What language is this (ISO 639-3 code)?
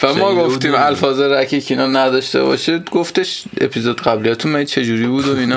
fas